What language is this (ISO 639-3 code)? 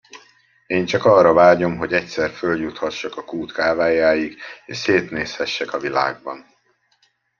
hun